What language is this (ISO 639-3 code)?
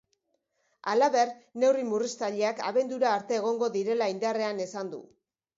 eus